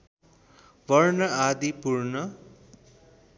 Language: Nepali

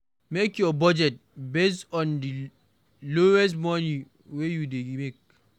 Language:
Nigerian Pidgin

